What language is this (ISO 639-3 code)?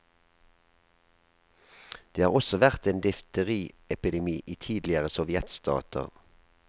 nor